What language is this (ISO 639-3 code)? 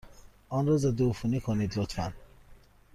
fas